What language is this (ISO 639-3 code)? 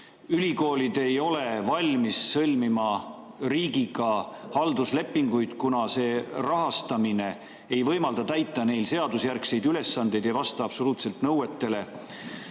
est